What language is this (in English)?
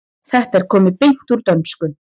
Icelandic